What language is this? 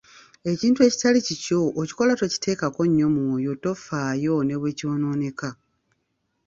Ganda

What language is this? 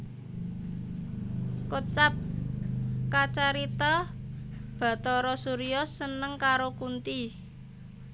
Javanese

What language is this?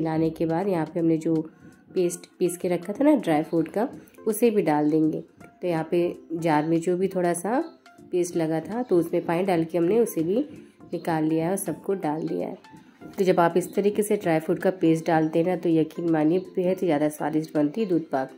Hindi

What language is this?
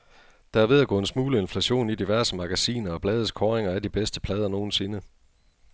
Danish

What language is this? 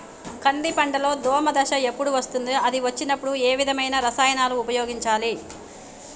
Telugu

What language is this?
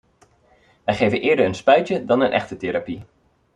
Dutch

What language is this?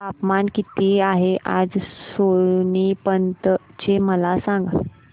Marathi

